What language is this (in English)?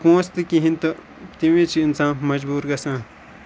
Kashmiri